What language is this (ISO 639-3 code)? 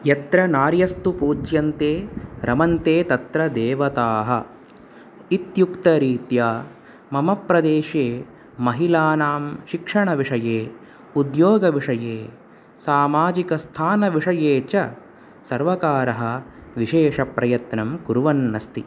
san